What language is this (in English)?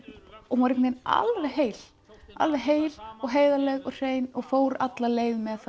Icelandic